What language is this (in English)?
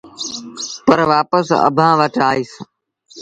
Sindhi Bhil